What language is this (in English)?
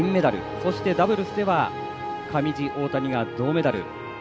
Japanese